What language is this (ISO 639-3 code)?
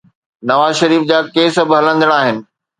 snd